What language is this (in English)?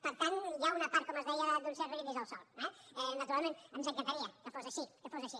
Catalan